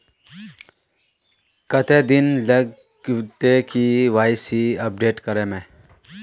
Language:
Magahi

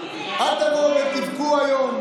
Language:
Hebrew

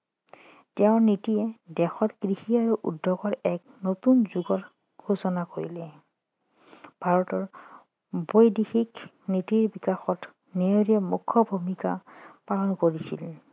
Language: Assamese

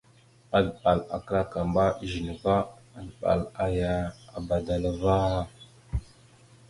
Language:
Mada (Cameroon)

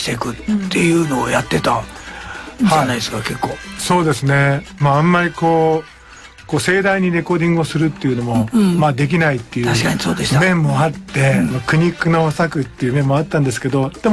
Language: Japanese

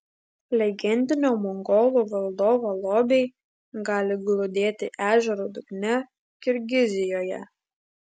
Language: Lithuanian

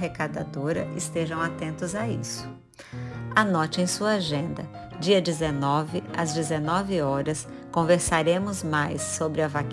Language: Portuguese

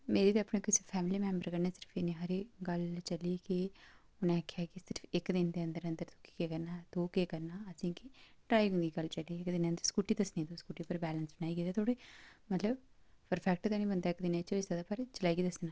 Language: Dogri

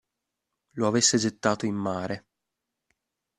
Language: Italian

